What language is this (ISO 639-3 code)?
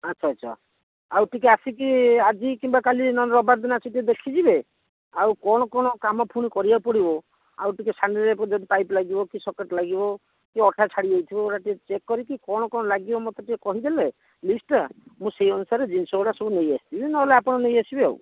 ori